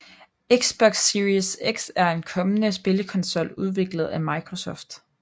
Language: Danish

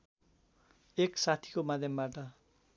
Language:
Nepali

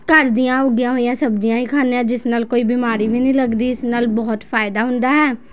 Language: Punjabi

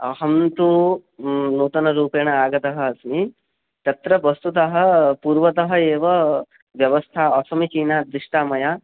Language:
Sanskrit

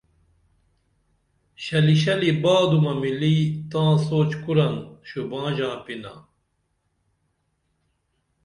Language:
Dameli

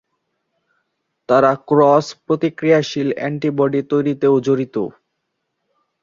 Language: Bangla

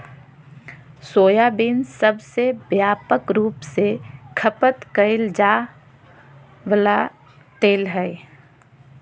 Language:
Magahi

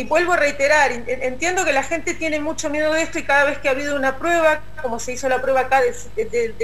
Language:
Spanish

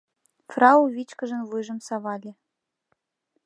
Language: Mari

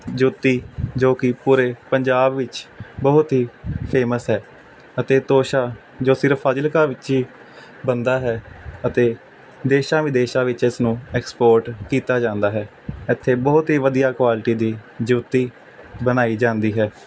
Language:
Punjabi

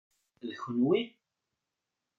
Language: Kabyle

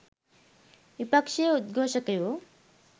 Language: Sinhala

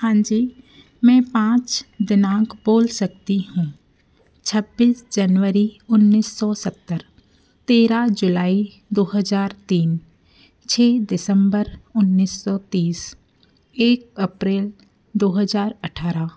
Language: Hindi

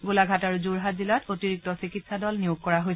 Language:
Assamese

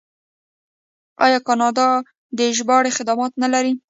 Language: Pashto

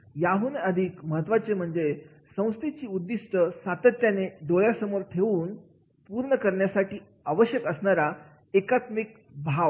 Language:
Marathi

